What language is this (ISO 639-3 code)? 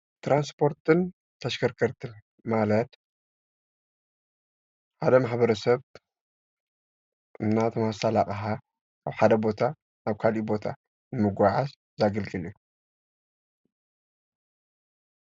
tir